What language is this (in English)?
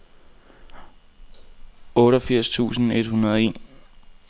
Danish